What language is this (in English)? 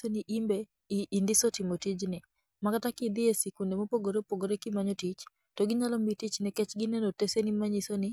Luo (Kenya and Tanzania)